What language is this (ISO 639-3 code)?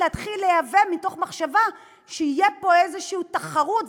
heb